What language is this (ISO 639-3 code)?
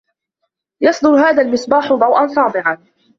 ara